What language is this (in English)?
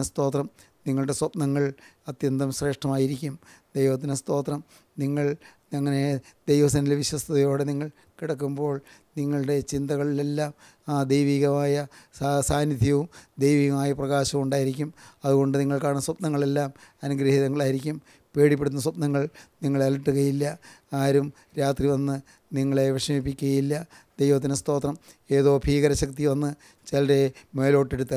Malayalam